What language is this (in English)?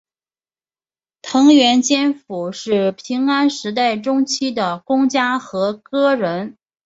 Chinese